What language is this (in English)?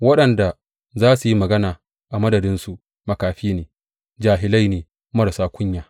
Hausa